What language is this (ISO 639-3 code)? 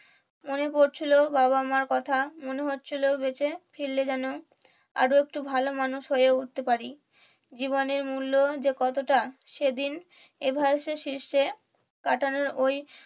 ben